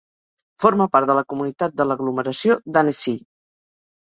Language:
Catalan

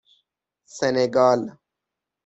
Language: Persian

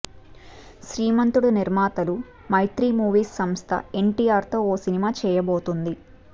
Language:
Telugu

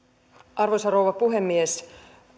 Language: Finnish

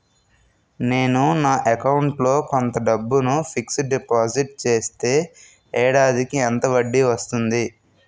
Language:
Telugu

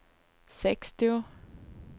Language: Swedish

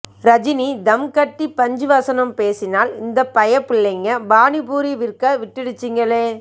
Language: Tamil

